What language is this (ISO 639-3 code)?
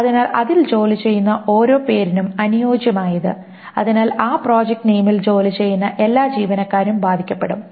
mal